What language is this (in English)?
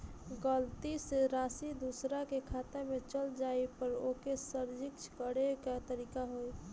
Bhojpuri